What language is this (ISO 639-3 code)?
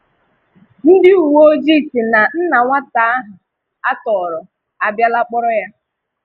ibo